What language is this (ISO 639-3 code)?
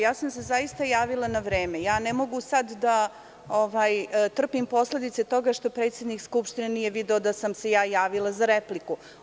srp